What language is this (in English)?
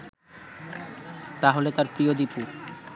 Bangla